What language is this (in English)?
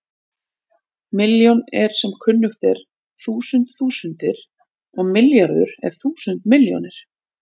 Icelandic